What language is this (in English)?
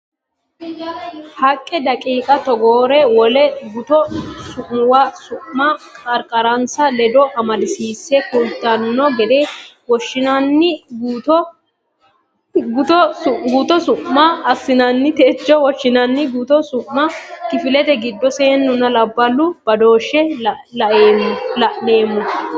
Sidamo